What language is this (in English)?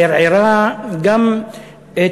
Hebrew